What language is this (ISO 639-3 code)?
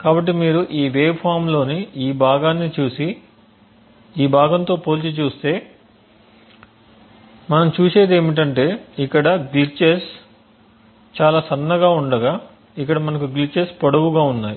tel